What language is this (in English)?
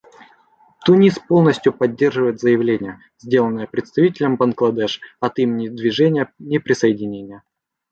Russian